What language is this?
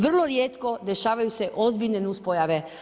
Croatian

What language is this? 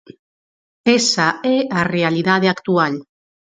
Galician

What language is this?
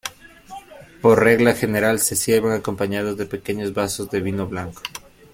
Spanish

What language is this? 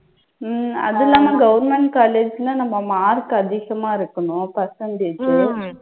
Tamil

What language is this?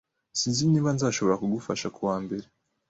Kinyarwanda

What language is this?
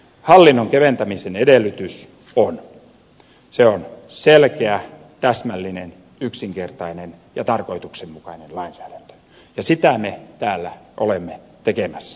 Finnish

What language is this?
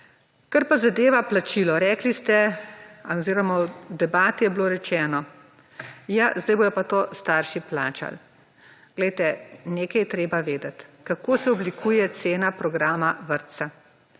Slovenian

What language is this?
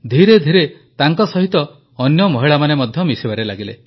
Odia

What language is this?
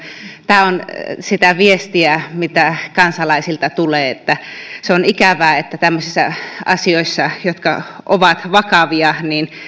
Finnish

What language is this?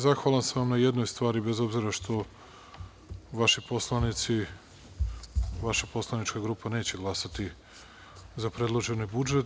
Serbian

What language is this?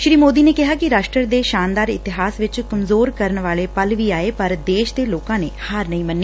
Punjabi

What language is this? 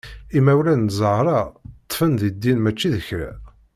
Kabyle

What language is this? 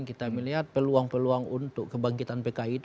Indonesian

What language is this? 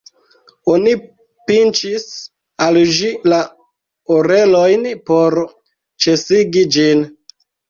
Esperanto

